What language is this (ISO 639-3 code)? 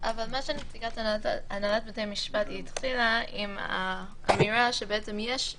heb